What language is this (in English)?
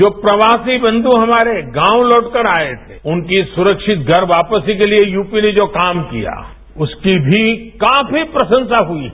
Hindi